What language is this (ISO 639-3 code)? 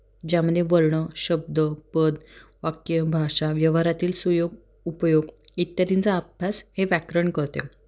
mar